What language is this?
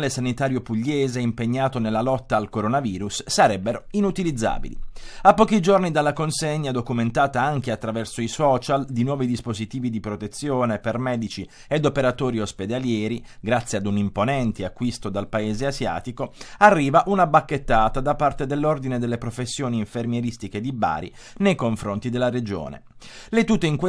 Italian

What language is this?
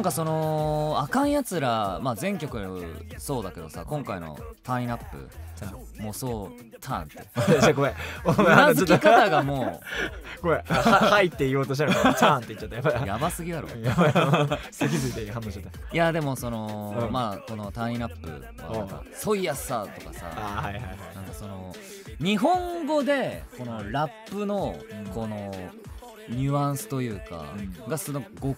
Japanese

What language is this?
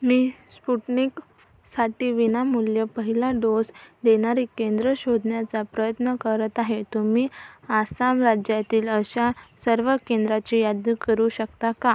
Marathi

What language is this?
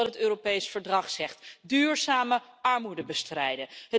Dutch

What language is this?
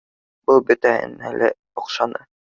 Bashkir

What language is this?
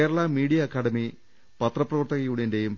Malayalam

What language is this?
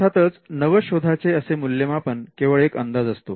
Marathi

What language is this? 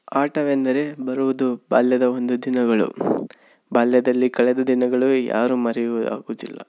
Kannada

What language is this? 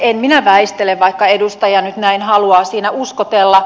Finnish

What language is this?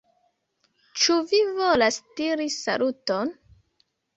Esperanto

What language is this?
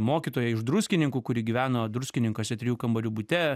Lithuanian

